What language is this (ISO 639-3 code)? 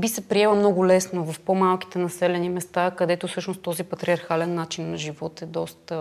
bul